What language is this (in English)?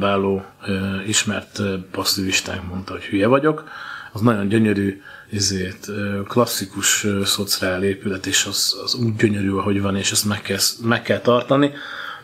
Hungarian